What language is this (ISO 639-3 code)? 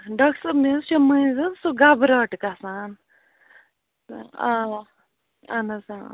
kas